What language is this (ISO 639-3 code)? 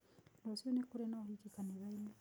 kik